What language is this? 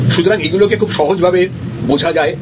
Bangla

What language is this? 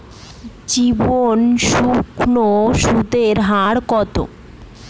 Bangla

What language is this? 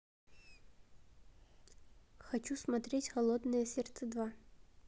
Russian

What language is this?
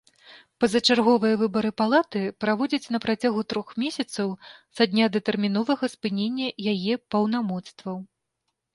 Belarusian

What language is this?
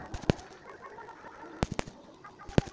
Magahi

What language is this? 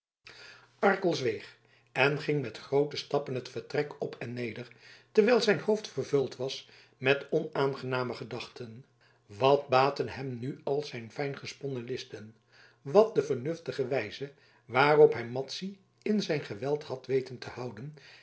Dutch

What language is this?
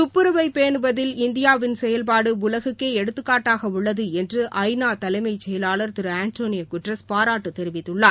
Tamil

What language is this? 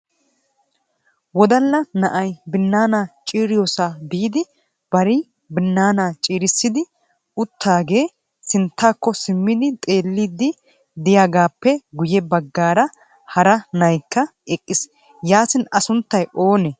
Wolaytta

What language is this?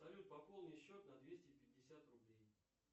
Russian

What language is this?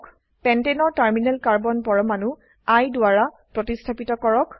Assamese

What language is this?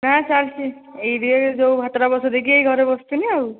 Odia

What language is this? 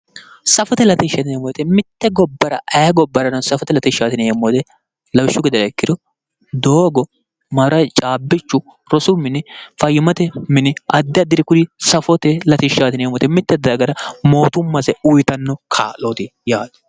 Sidamo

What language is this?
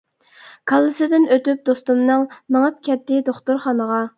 Uyghur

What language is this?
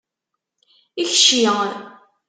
Kabyle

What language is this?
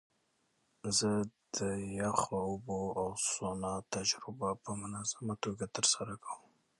Pashto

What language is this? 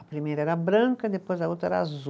Portuguese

